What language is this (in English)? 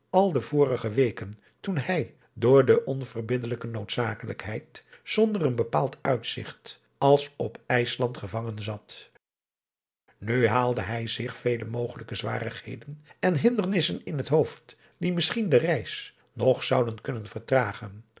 Dutch